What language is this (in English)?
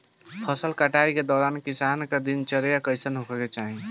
Bhojpuri